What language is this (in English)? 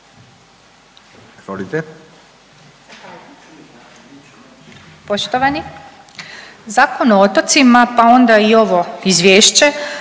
Croatian